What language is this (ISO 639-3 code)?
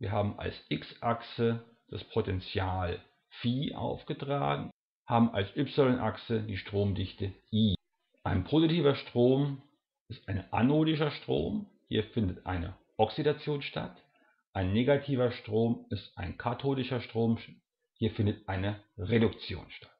deu